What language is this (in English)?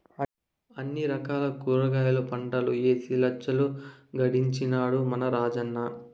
Telugu